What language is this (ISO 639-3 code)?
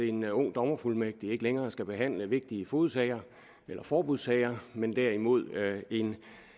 dan